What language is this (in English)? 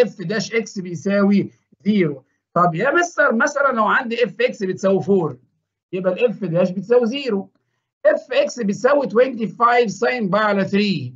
Arabic